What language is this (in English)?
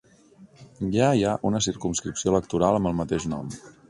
Catalan